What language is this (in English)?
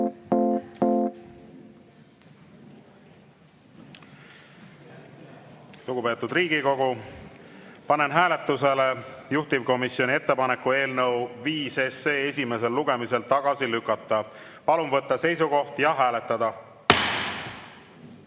Estonian